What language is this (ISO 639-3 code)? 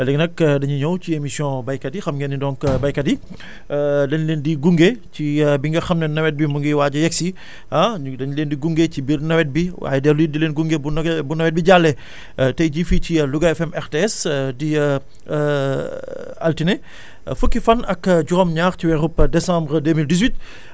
wol